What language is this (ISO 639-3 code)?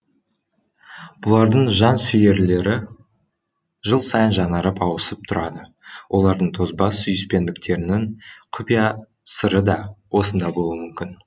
kaz